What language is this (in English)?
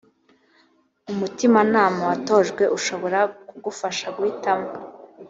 Kinyarwanda